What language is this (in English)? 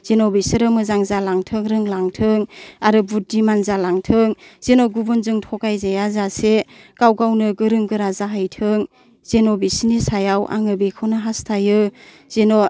Bodo